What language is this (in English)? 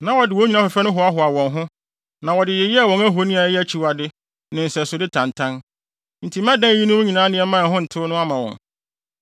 Akan